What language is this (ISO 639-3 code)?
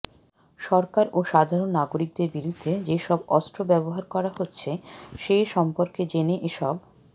ben